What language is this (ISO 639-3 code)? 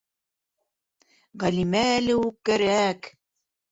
bak